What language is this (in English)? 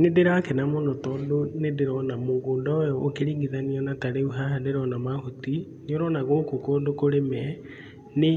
Kikuyu